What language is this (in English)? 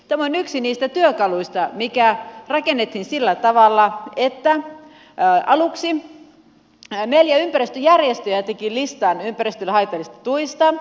Finnish